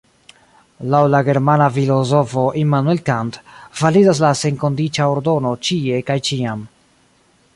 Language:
Esperanto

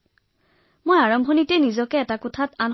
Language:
Assamese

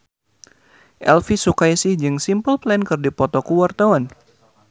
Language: Sundanese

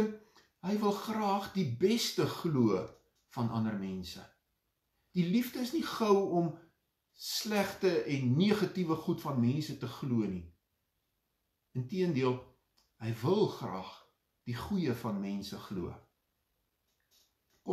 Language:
Dutch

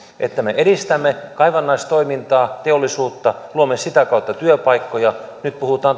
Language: Finnish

